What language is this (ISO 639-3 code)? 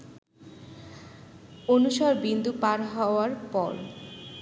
ben